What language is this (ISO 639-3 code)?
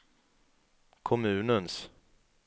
swe